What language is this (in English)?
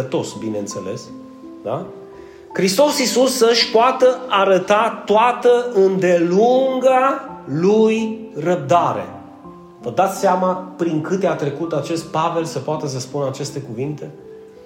Romanian